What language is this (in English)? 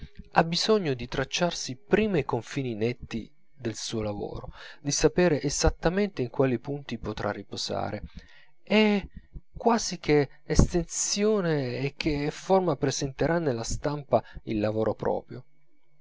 Italian